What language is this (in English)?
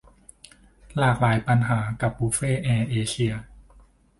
Thai